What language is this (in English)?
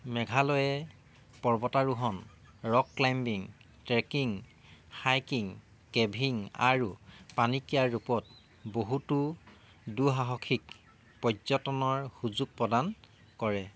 Assamese